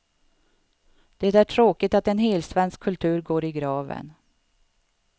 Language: Swedish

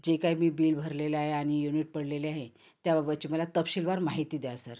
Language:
Marathi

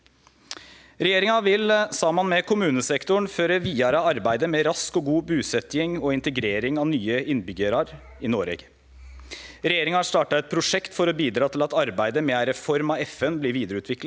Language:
Norwegian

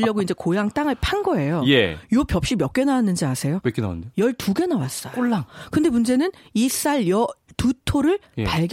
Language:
Korean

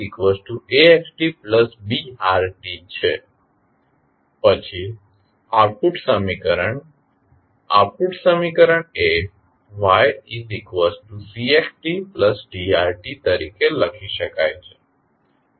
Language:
Gujarati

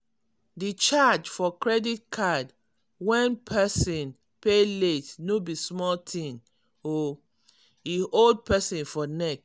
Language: Nigerian Pidgin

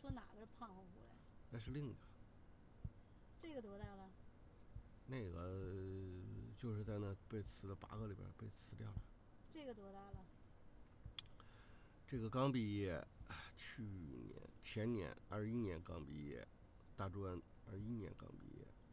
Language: Chinese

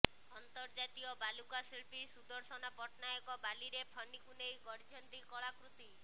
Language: Odia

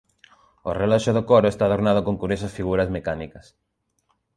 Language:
Galician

